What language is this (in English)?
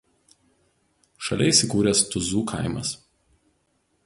Lithuanian